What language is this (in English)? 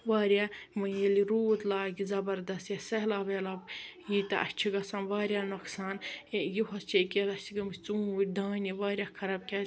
Kashmiri